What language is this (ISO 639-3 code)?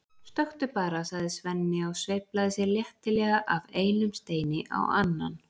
isl